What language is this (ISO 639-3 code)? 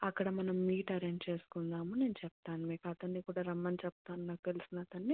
tel